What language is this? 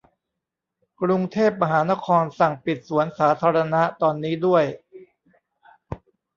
Thai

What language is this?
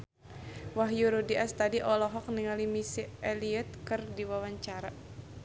Sundanese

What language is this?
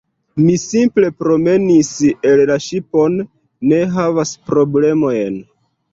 Esperanto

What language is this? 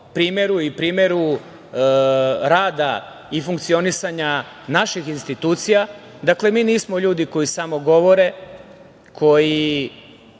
Serbian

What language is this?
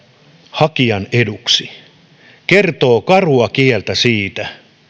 Finnish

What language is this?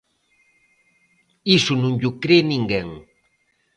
Galician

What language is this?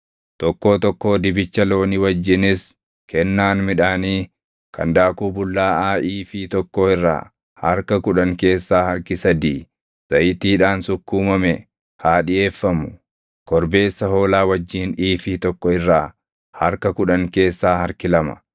Oromo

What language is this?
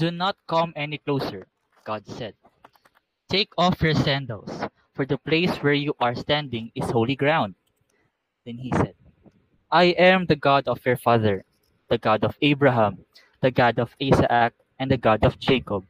Filipino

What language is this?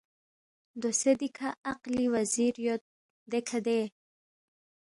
Balti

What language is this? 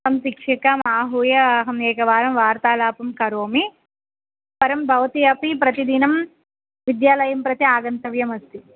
Sanskrit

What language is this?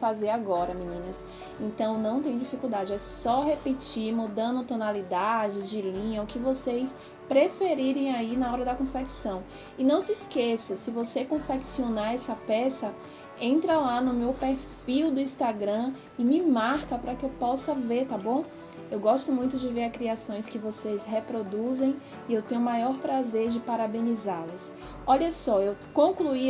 Portuguese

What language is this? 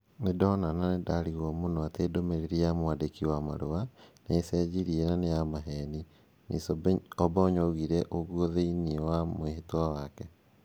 Kikuyu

